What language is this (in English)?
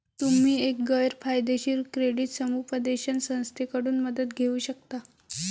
Marathi